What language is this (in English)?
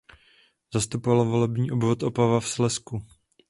Czech